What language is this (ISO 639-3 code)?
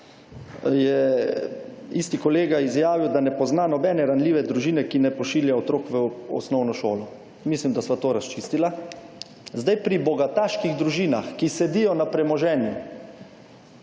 slv